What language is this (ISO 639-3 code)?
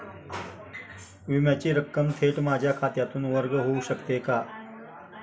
mar